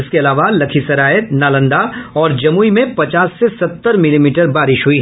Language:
Hindi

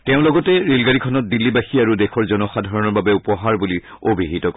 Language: Assamese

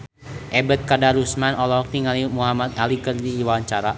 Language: Sundanese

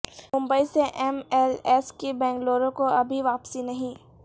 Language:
Urdu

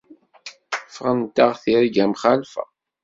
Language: Kabyle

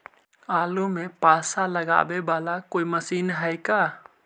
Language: Magahi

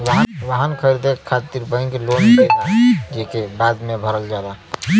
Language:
Bhojpuri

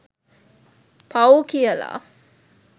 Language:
Sinhala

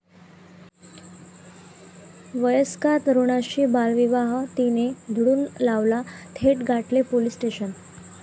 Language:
Marathi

